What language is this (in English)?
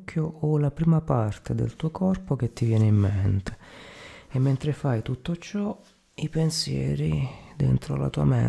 Italian